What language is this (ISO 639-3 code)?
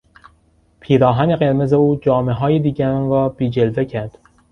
fas